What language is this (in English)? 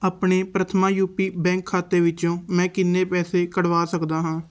Punjabi